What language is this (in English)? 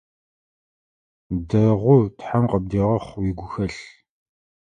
Adyghe